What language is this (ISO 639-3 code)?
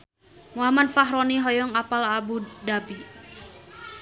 sun